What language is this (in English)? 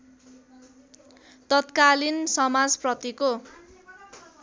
Nepali